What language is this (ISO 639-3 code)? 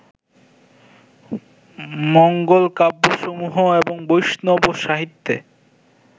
ben